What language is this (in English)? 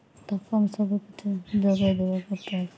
Odia